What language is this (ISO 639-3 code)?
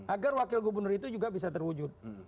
ind